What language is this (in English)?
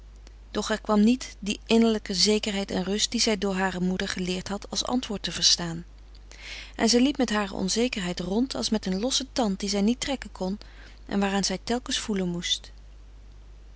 Dutch